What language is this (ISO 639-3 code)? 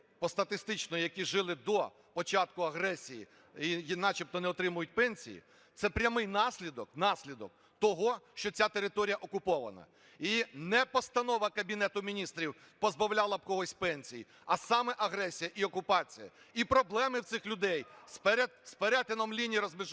ukr